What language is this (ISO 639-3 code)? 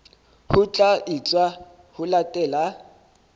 sot